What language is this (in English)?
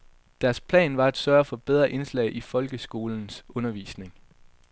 Danish